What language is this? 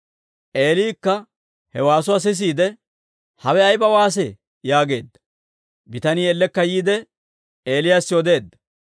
Dawro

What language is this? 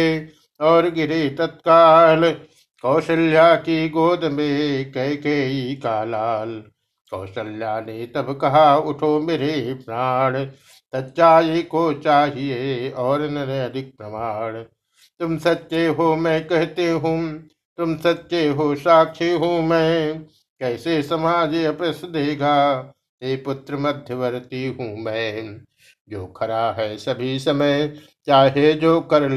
Hindi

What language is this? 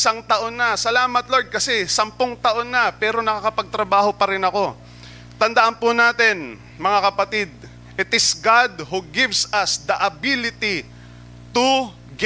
Filipino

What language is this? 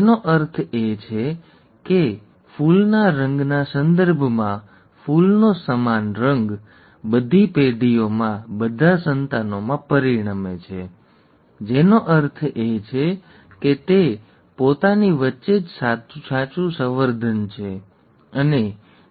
Gujarati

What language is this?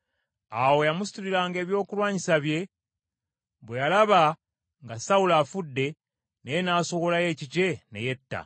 Ganda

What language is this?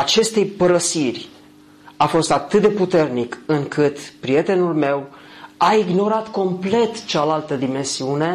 Romanian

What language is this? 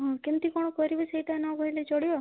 Odia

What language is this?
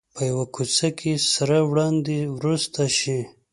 Pashto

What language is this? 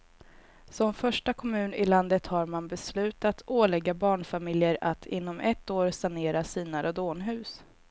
Swedish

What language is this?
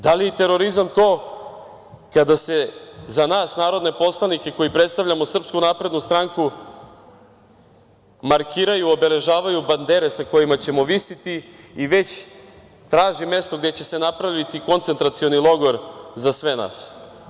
Serbian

